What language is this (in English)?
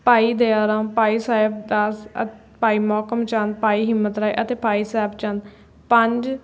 Punjabi